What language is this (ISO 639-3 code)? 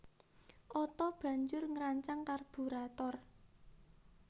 jav